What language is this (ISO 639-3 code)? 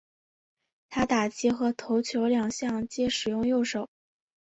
zho